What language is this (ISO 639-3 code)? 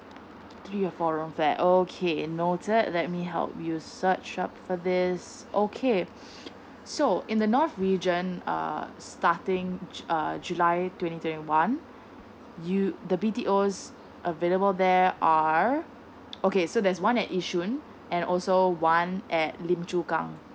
eng